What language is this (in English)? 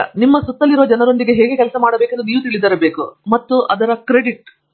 Kannada